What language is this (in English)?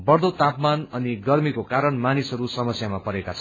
Nepali